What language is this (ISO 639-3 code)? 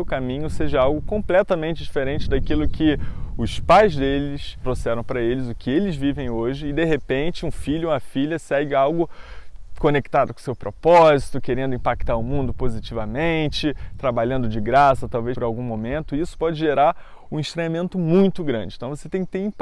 por